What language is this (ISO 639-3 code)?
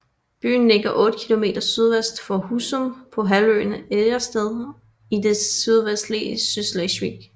dan